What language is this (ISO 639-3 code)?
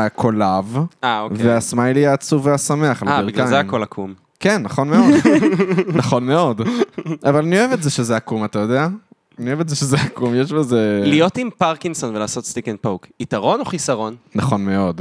heb